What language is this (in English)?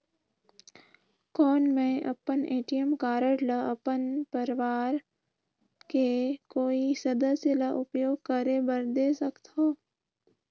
Chhattisgarhi